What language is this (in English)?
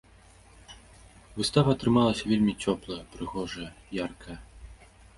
Belarusian